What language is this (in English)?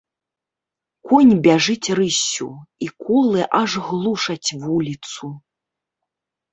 Belarusian